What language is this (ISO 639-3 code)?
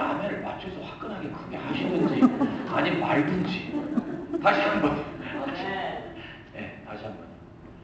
kor